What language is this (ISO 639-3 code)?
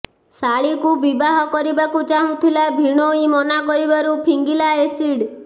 ori